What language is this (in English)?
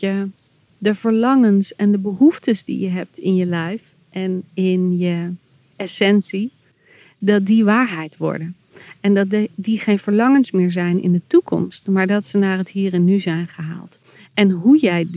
Dutch